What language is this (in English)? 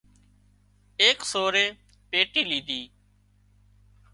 Wadiyara Koli